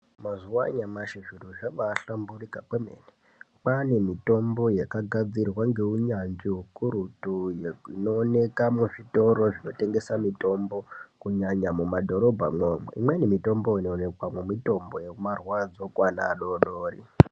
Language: Ndau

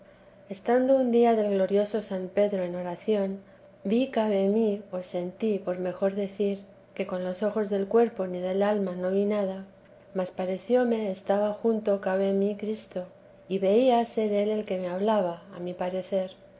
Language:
Spanish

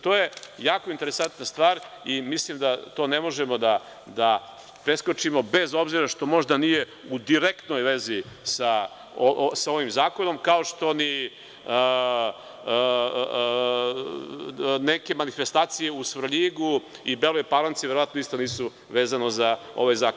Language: Serbian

